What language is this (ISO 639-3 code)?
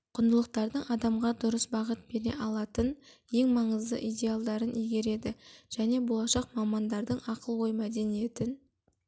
kaz